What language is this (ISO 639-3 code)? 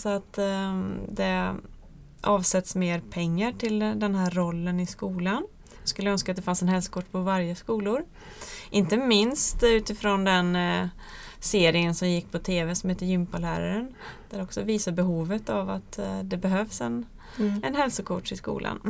swe